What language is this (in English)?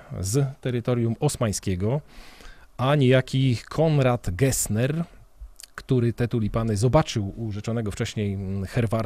Polish